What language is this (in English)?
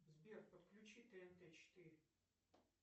Russian